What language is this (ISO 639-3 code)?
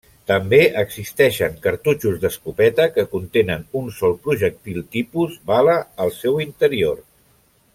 cat